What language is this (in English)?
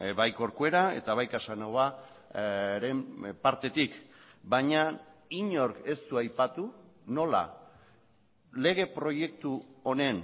Basque